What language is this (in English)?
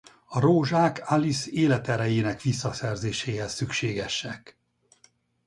Hungarian